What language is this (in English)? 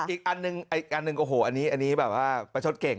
Thai